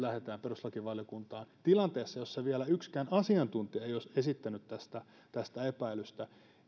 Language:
Finnish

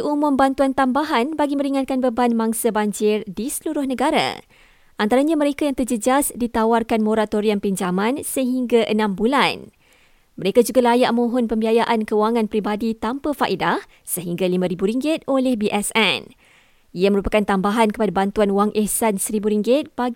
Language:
Malay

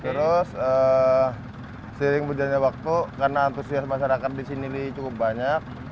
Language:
Indonesian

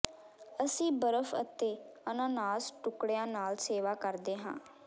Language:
Punjabi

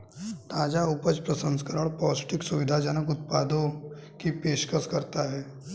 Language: Hindi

